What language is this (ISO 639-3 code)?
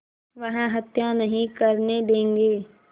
hin